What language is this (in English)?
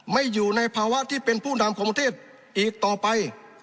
Thai